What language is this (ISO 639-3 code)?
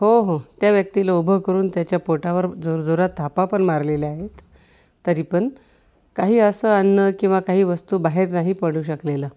mar